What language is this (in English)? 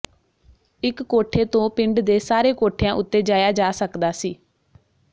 Punjabi